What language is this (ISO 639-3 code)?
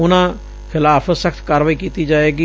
pan